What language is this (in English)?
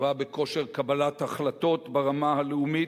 Hebrew